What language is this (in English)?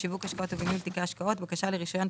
Hebrew